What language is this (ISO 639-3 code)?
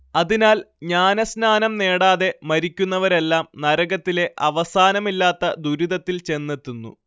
mal